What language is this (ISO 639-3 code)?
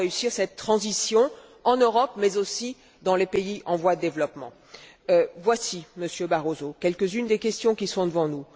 fra